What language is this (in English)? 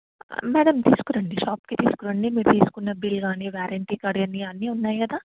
Telugu